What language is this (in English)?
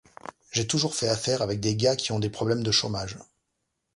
French